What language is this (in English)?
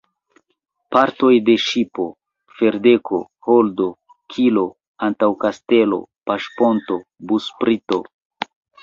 Esperanto